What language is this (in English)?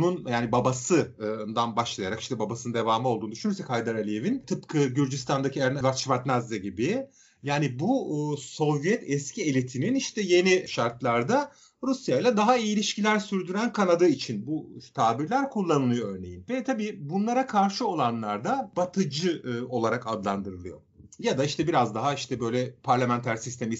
Turkish